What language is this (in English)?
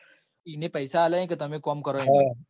Gujarati